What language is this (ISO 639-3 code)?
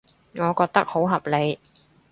yue